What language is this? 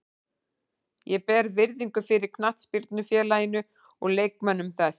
Icelandic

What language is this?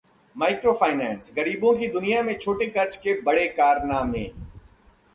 Hindi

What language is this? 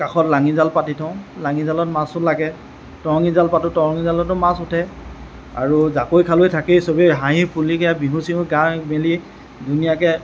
Assamese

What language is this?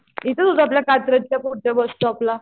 Marathi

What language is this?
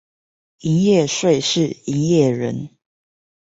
Chinese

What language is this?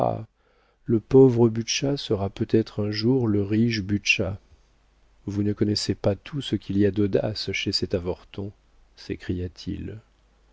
French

